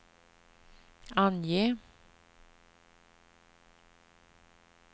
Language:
Swedish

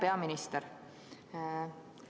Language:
Estonian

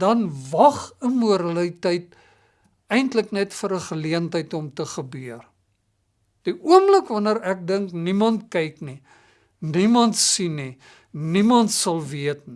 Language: Dutch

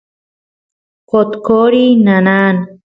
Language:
Santiago del Estero Quichua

